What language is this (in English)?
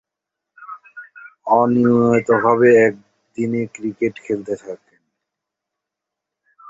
Bangla